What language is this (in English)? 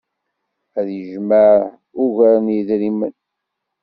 Kabyle